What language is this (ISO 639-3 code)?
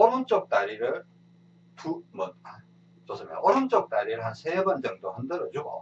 kor